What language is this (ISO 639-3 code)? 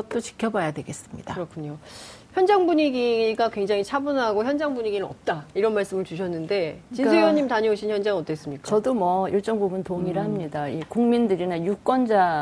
kor